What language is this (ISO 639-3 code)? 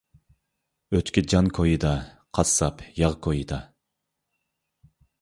uig